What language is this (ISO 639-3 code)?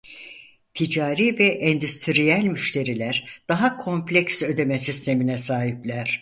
tur